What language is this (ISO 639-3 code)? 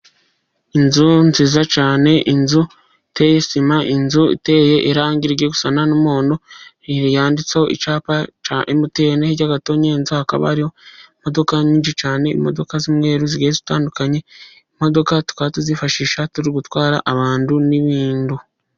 kin